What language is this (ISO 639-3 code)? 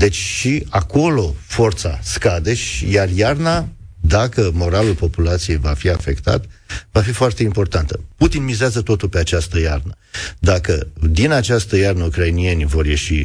ron